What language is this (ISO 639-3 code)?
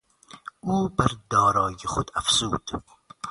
fas